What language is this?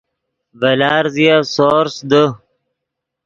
Yidgha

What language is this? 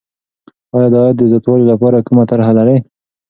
Pashto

